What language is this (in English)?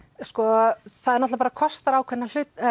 Icelandic